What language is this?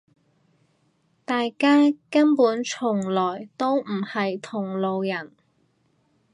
Cantonese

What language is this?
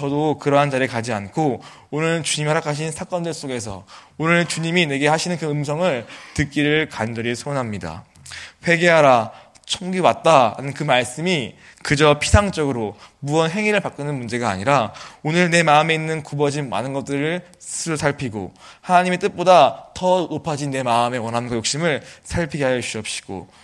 Korean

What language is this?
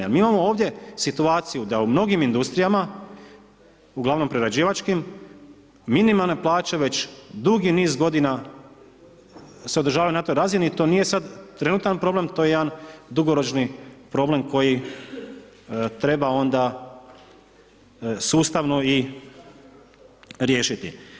Croatian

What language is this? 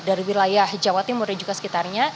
Indonesian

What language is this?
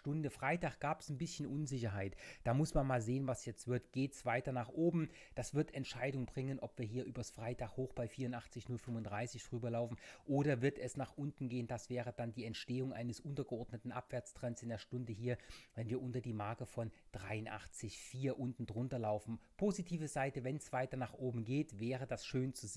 German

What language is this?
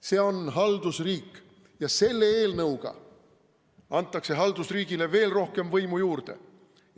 Estonian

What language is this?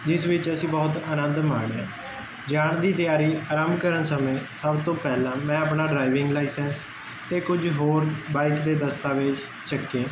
Punjabi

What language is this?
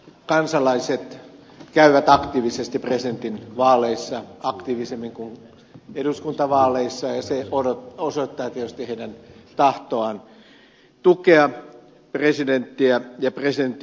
Finnish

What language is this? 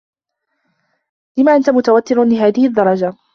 Arabic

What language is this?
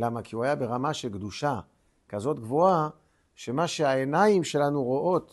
Hebrew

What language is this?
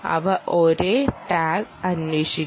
Malayalam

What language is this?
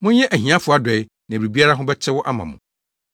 Akan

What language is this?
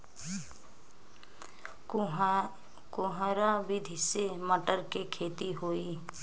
Bhojpuri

